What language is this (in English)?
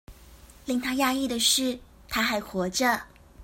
Chinese